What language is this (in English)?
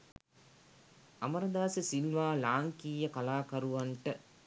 Sinhala